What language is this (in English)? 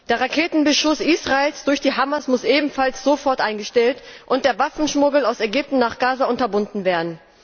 German